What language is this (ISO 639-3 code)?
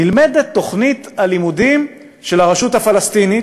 heb